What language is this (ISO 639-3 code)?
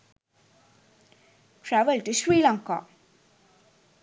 sin